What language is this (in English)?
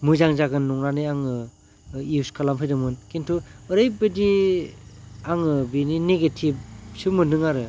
Bodo